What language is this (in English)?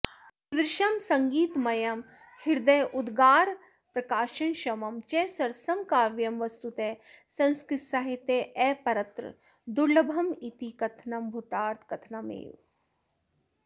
Sanskrit